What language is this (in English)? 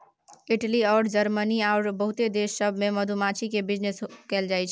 Maithili